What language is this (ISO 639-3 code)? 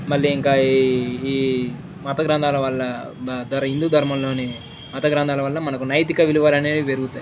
tel